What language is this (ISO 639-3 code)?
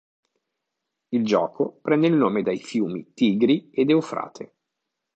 ita